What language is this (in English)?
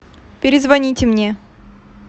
Russian